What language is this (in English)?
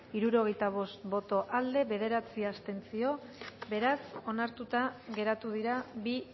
Basque